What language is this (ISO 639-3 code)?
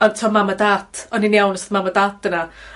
cym